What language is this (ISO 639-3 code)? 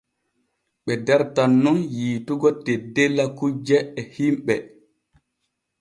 fue